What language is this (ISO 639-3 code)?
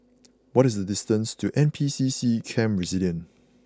eng